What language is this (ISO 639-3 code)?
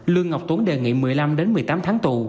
vie